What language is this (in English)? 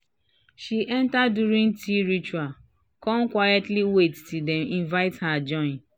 Nigerian Pidgin